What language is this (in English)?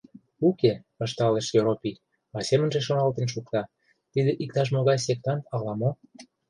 Mari